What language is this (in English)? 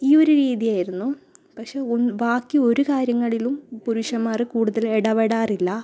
Malayalam